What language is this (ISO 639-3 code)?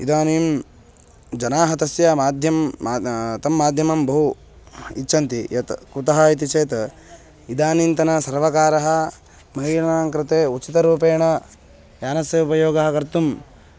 san